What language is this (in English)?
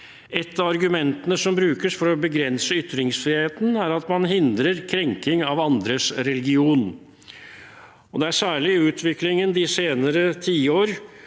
Norwegian